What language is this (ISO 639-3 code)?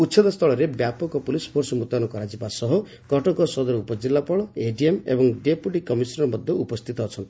ori